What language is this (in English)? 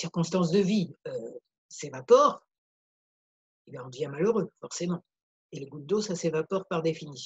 French